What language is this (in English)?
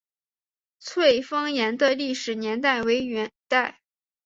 Chinese